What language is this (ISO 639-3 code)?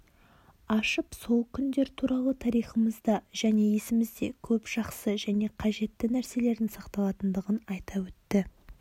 kaz